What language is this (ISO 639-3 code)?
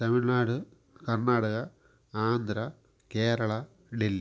tam